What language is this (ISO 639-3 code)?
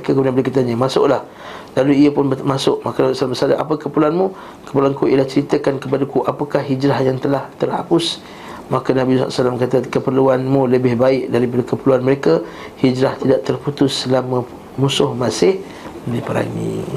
msa